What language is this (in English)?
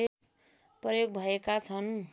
Nepali